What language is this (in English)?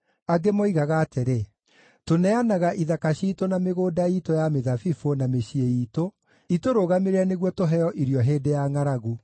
Kikuyu